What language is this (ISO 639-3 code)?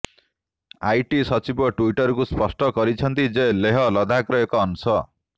ori